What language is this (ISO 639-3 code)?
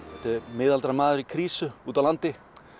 isl